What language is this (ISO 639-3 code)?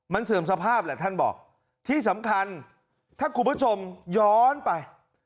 tha